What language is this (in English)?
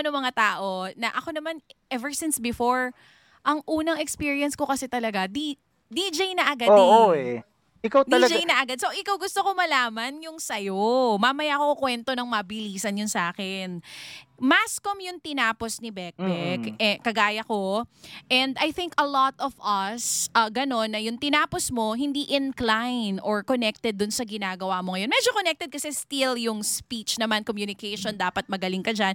Filipino